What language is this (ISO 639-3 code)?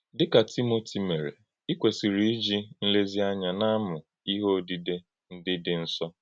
ibo